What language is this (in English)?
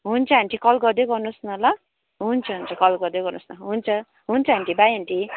Nepali